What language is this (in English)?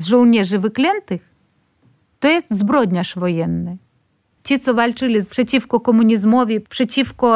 Polish